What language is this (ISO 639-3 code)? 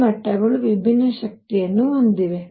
kan